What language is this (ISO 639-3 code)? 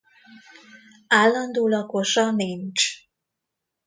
hun